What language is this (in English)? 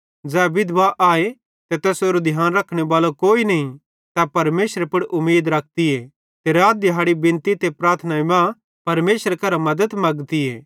Bhadrawahi